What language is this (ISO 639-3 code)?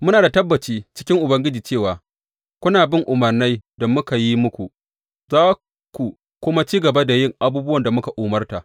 hau